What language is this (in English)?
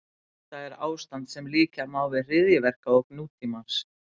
Icelandic